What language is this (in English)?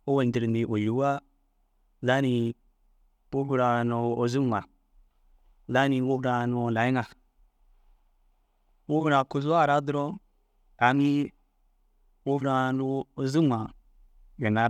Dazaga